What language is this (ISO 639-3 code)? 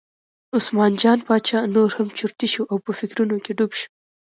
pus